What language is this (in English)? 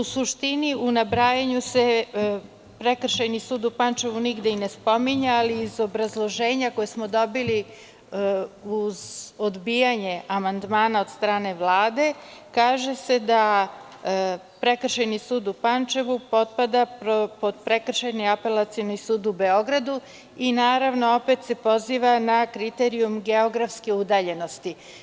Serbian